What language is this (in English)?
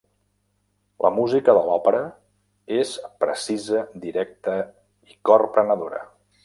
Catalan